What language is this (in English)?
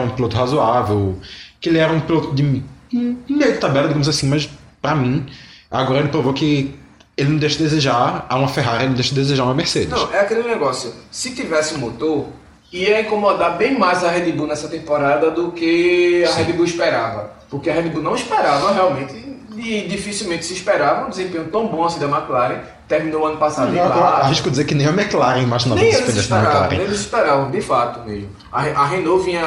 Portuguese